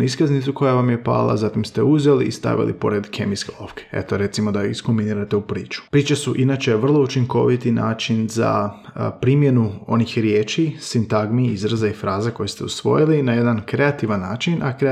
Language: Croatian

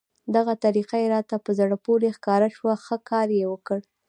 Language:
Pashto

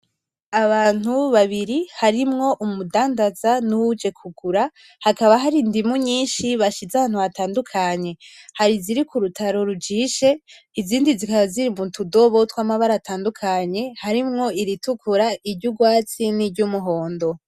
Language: Rundi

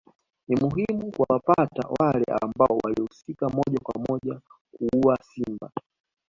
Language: Swahili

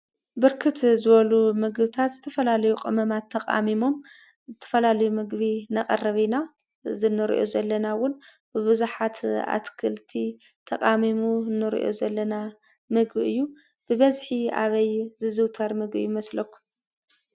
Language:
Tigrinya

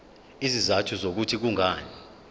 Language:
Zulu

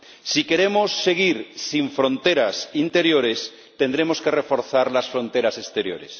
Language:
Spanish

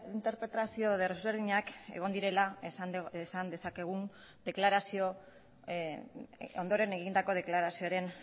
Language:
Basque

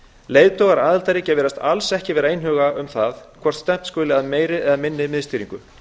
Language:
Icelandic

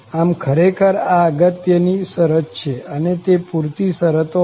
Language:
Gujarati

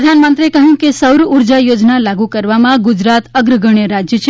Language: Gujarati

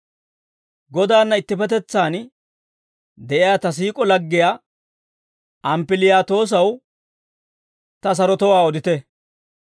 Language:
Dawro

